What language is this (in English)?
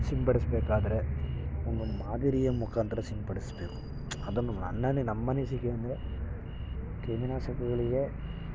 Kannada